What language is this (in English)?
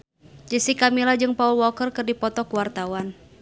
Sundanese